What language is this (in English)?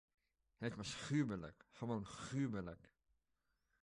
Dutch